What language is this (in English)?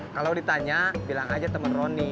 Indonesian